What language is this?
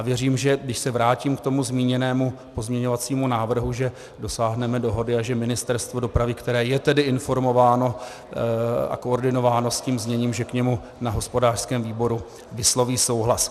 Czech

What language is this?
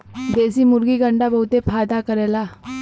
Bhojpuri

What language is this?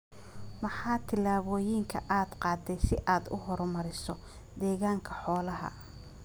Somali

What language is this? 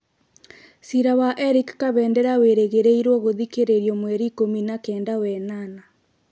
Kikuyu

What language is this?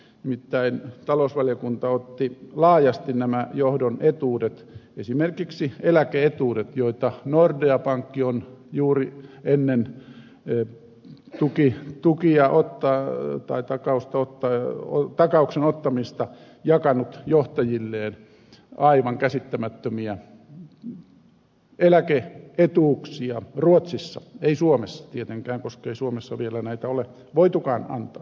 Finnish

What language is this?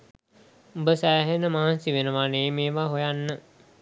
Sinhala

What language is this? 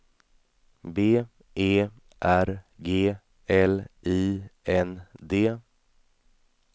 Swedish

